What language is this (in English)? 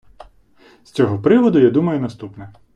Ukrainian